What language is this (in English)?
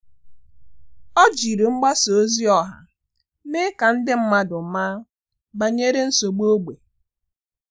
Igbo